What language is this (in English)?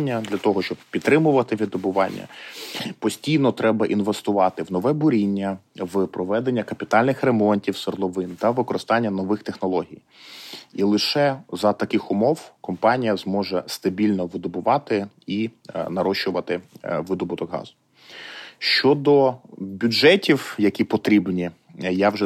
Ukrainian